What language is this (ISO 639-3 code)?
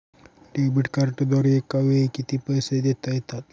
mar